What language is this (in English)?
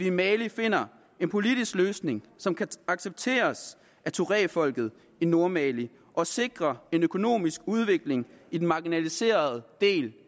Danish